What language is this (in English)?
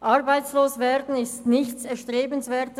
Swiss German